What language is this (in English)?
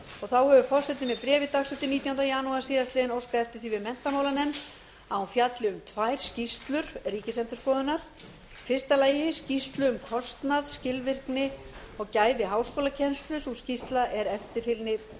Icelandic